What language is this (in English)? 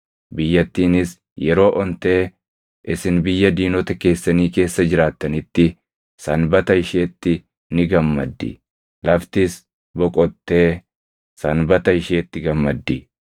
Oromo